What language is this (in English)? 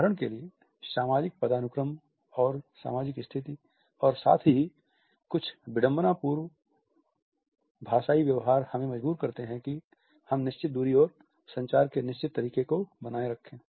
Hindi